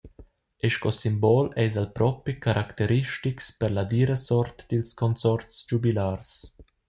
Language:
Romansh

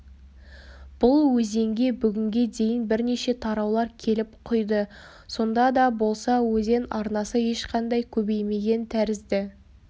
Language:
Kazakh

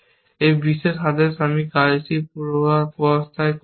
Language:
Bangla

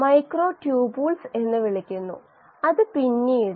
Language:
Malayalam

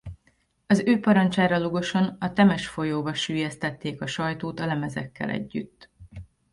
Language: Hungarian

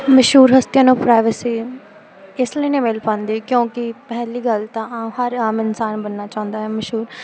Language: Punjabi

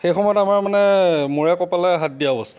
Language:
Assamese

